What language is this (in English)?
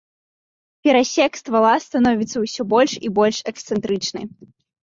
Belarusian